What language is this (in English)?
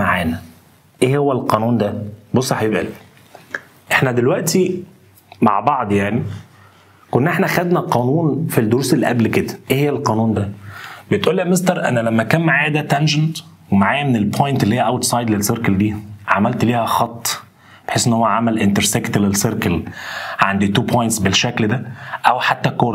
Arabic